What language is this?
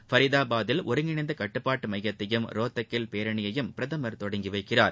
Tamil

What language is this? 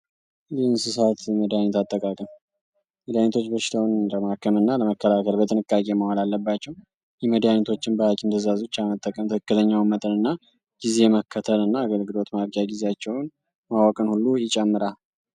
Amharic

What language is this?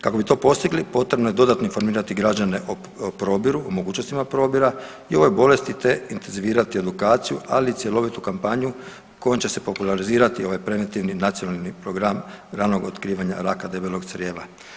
Croatian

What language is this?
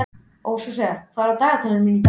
Icelandic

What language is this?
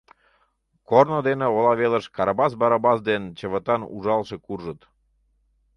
Mari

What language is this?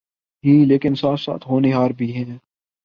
Urdu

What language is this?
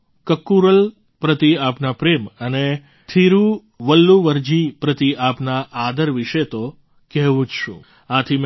Gujarati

